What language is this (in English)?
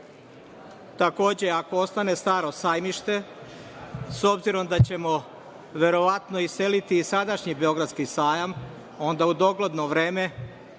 Serbian